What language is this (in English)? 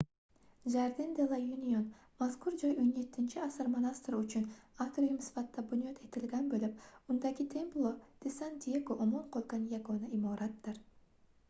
Uzbek